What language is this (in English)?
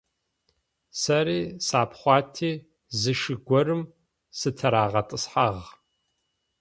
Adyghe